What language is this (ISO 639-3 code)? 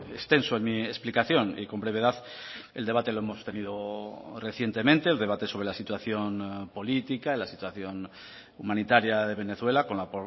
spa